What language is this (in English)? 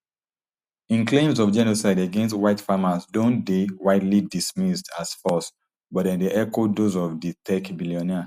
Nigerian Pidgin